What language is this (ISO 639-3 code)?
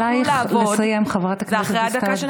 heb